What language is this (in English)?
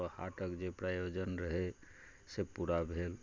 Maithili